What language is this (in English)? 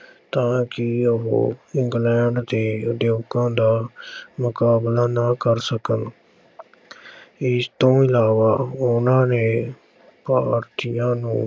Punjabi